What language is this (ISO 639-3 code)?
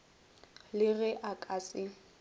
nso